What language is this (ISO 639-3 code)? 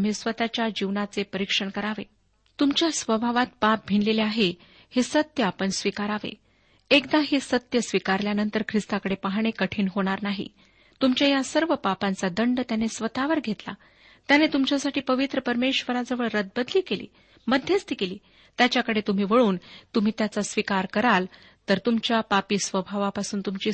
mar